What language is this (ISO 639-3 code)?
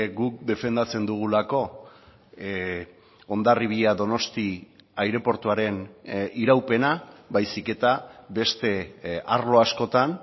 eus